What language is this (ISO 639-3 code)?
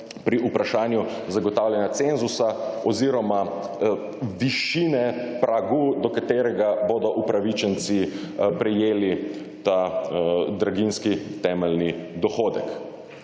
slv